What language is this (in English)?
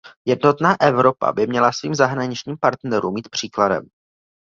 Czech